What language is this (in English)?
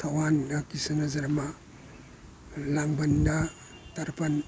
Manipuri